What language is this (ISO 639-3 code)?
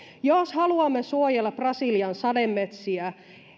fin